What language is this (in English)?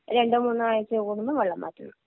Malayalam